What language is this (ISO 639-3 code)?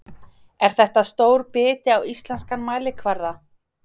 isl